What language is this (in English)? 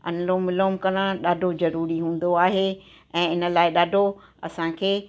Sindhi